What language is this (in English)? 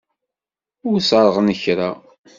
Kabyle